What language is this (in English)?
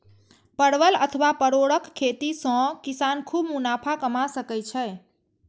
Maithili